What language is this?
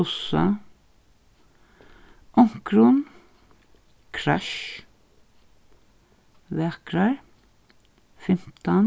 Faroese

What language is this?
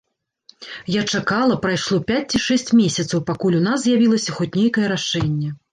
Belarusian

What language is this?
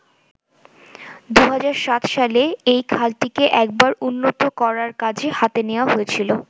Bangla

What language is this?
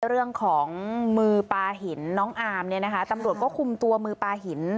Thai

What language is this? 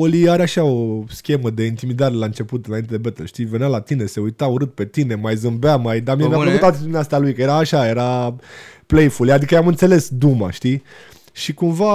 Romanian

